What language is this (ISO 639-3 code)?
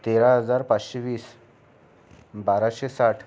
mar